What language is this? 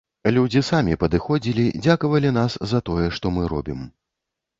Belarusian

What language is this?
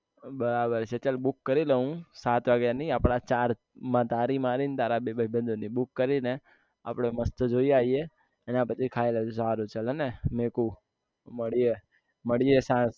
Gujarati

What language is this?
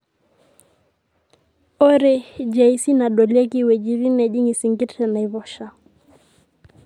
Masai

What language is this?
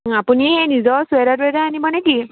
Assamese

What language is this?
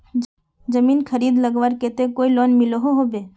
Magahi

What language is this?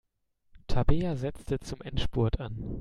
German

